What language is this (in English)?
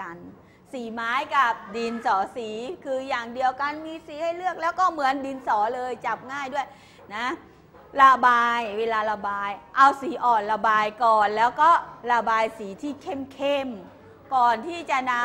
Thai